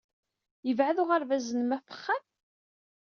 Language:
Kabyle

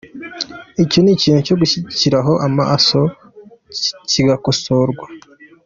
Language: Kinyarwanda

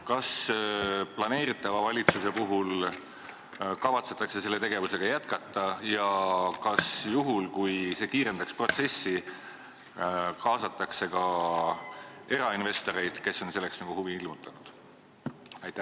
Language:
Estonian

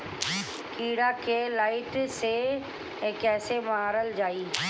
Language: Bhojpuri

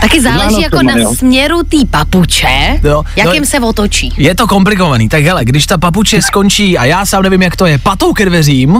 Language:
Czech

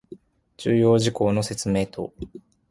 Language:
Japanese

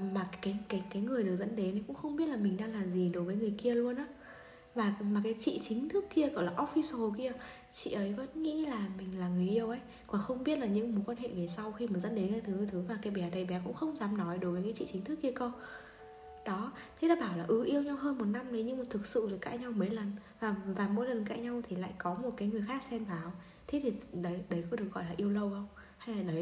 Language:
Vietnamese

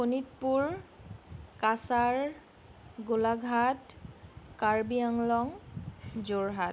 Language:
Assamese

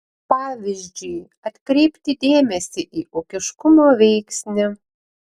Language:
Lithuanian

